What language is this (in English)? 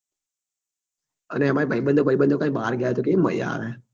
Gujarati